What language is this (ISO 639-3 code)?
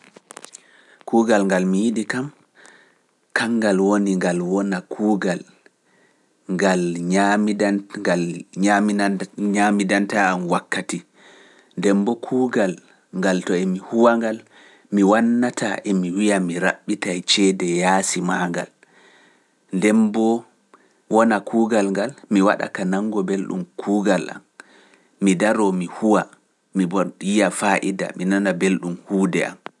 fuf